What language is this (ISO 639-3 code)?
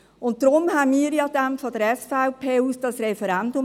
gsw